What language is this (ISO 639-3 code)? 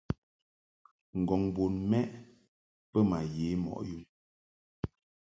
mhk